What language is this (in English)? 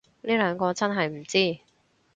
Cantonese